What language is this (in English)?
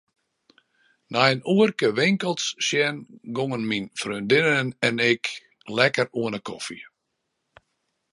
Western Frisian